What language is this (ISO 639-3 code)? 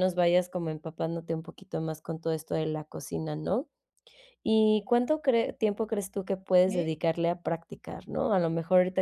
spa